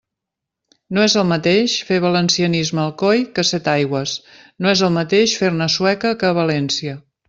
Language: Catalan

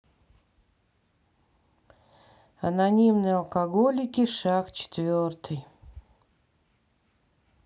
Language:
Russian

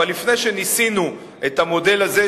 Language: Hebrew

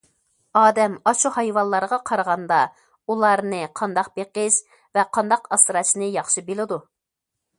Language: Uyghur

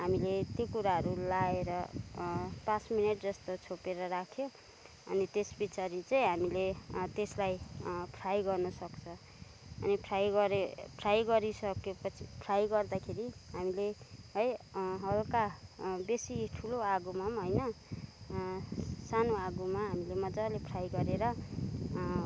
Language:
Nepali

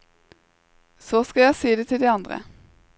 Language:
Norwegian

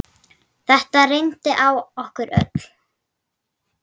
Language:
Icelandic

